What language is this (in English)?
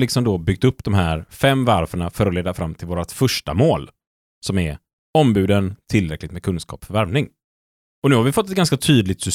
Swedish